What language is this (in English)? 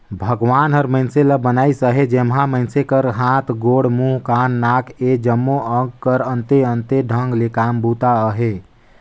Chhattisgarhi